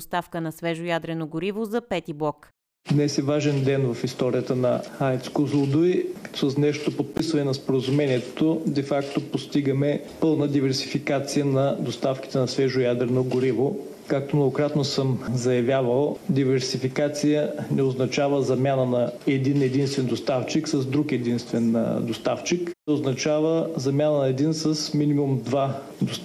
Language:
Bulgarian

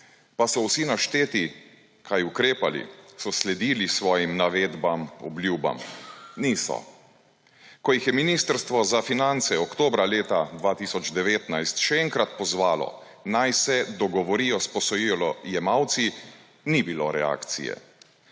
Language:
Slovenian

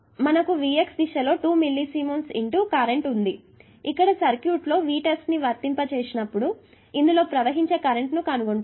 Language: Telugu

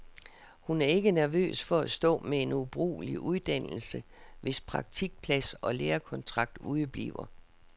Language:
Danish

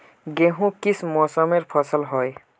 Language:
Magahi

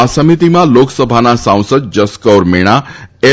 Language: Gujarati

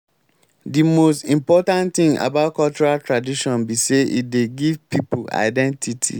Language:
Nigerian Pidgin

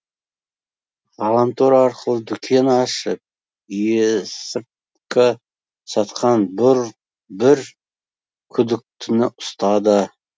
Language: Kazakh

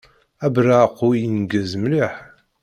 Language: Kabyle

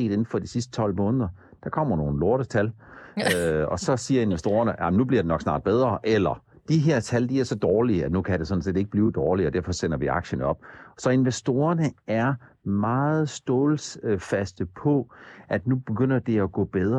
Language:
Danish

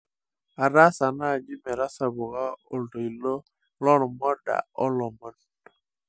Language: Masai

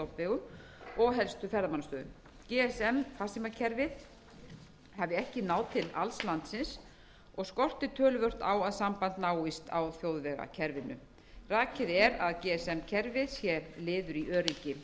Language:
Icelandic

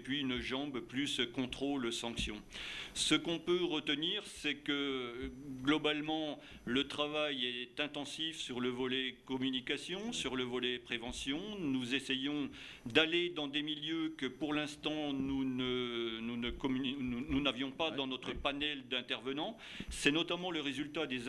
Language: French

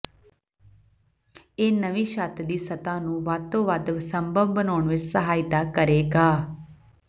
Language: Punjabi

